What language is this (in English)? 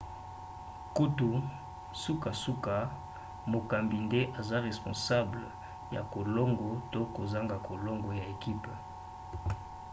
Lingala